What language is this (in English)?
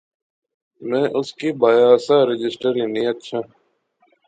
Pahari-Potwari